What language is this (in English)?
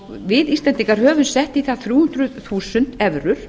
Icelandic